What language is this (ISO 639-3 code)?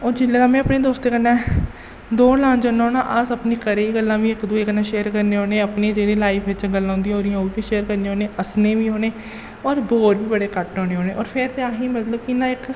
doi